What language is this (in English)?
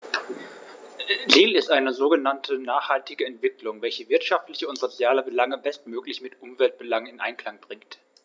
German